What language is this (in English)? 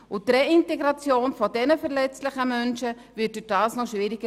Swiss German